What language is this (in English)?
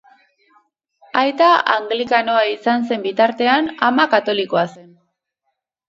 Basque